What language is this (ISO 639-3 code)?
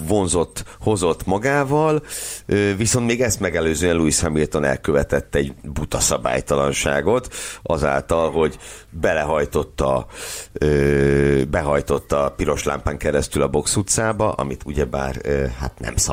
hun